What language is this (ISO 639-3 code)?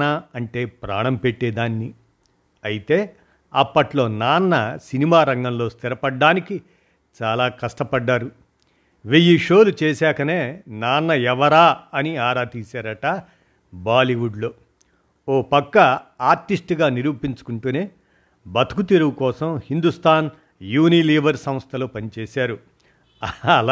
tel